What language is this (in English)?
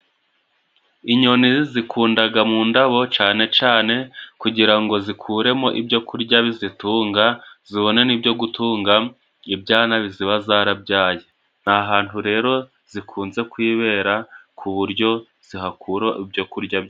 Kinyarwanda